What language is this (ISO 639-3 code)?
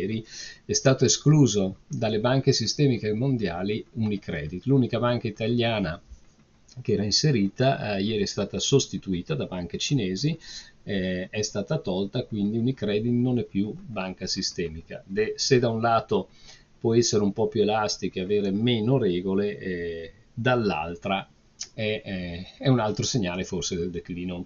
ita